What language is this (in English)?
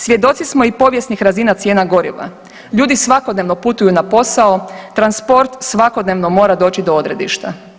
Croatian